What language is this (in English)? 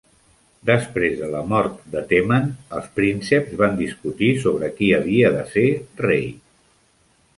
Catalan